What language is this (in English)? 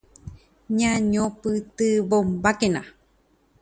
Guarani